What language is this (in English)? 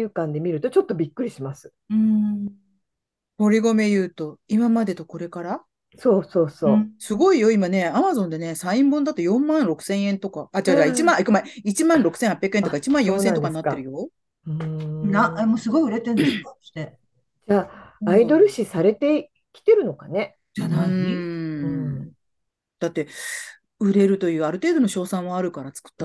Japanese